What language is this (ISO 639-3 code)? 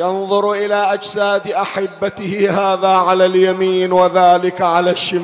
ara